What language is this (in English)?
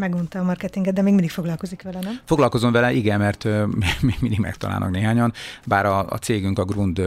Hungarian